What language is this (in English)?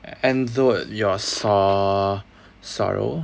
English